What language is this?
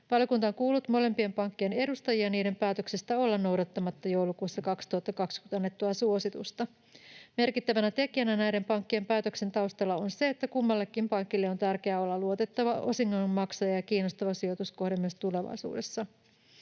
Finnish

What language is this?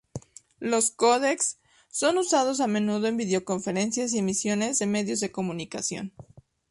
Spanish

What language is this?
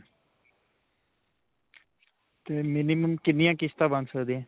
Punjabi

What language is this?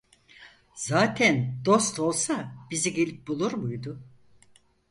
Turkish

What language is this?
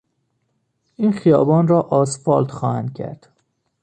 Persian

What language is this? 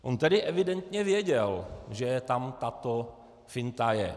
Czech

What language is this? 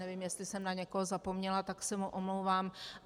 Czech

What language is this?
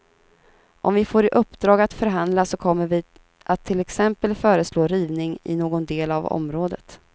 Swedish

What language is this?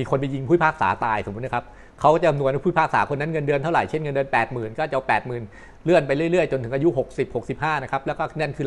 Thai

